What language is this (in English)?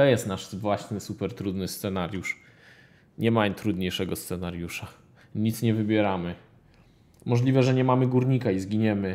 Polish